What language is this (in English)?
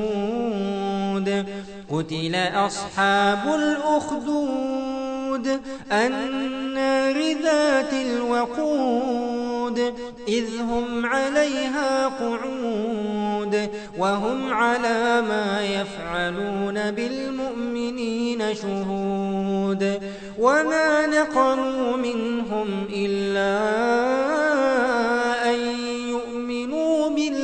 Arabic